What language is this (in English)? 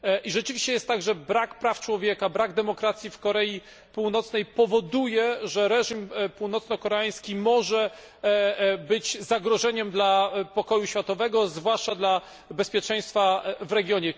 Polish